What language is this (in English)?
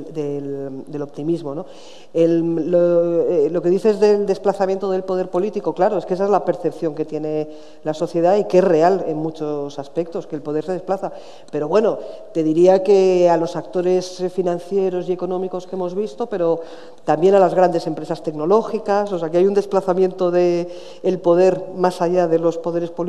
Spanish